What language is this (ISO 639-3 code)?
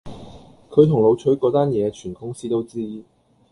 yue